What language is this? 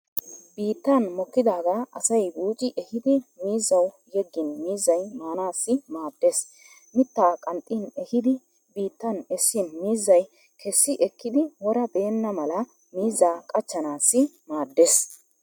Wolaytta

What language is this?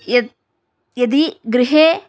Sanskrit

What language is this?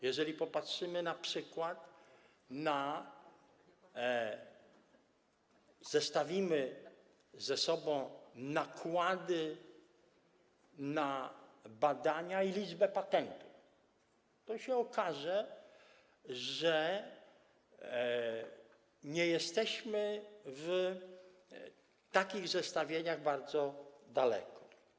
Polish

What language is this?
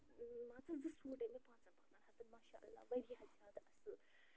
Kashmiri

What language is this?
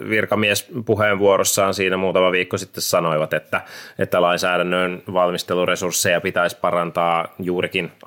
Finnish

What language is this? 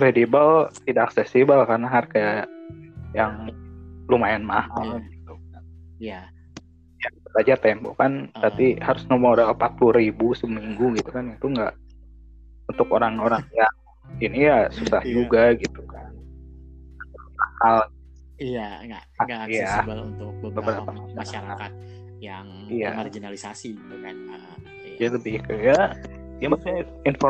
Indonesian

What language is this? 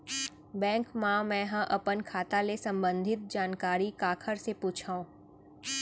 Chhattisgarhi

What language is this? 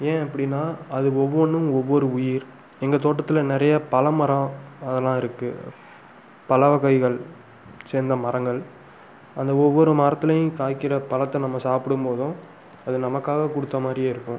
Tamil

